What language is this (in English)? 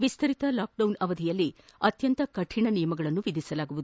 Kannada